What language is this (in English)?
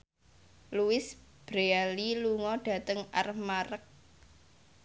Javanese